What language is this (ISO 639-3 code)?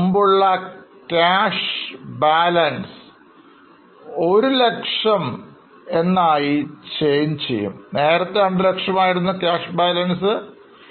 mal